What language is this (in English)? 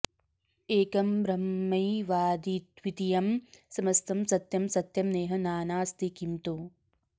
Sanskrit